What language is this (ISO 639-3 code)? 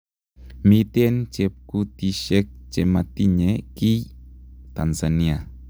kln